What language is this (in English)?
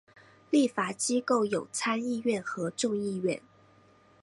Chinese